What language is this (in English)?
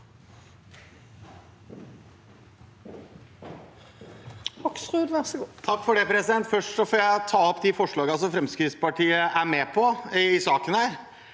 Norwegian